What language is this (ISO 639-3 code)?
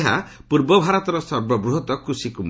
ori